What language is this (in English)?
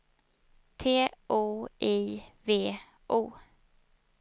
Swedish